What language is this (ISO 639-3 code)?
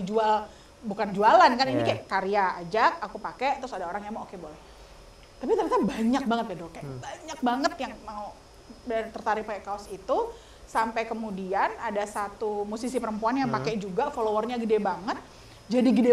ind